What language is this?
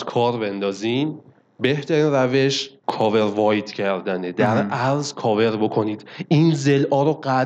Persian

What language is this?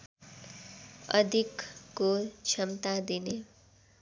Nepali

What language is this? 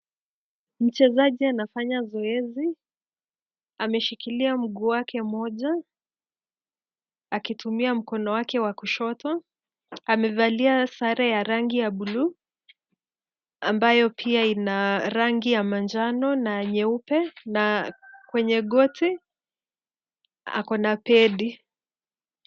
Swahili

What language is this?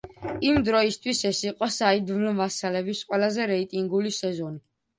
Georgian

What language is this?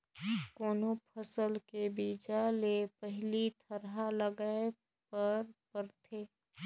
Chhattisgarhi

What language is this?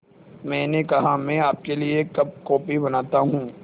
Hindi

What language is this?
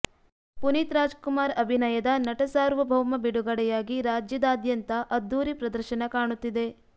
Kannada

